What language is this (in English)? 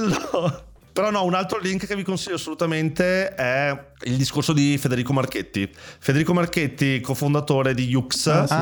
Italian